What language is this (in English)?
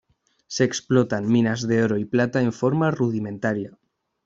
Spanish